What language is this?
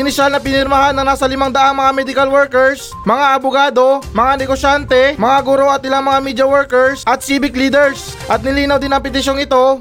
Filipino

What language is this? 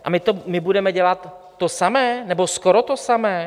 Czech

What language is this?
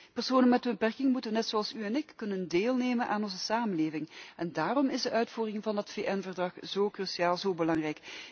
Dutch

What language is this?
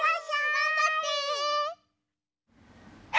Japanese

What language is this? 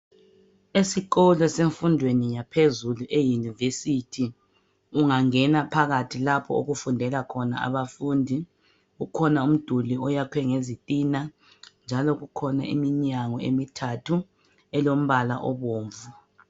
North Ndebele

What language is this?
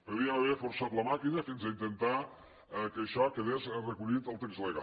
Catalan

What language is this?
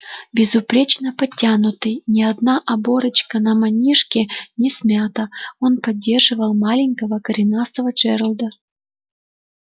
Russian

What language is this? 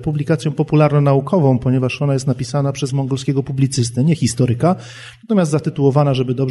Polish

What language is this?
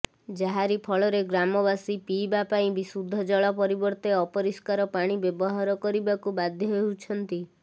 Odia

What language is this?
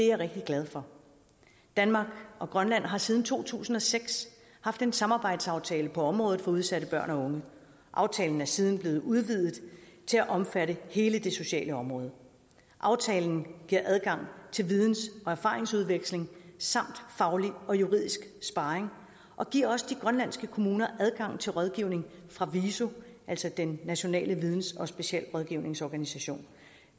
Danish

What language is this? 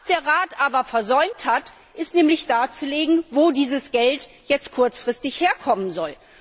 German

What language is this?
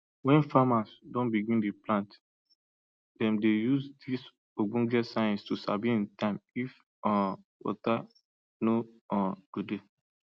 Nigerian Pidgin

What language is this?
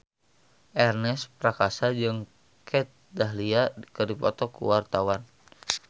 Sundanese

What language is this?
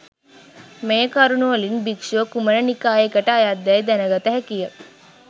Sinhala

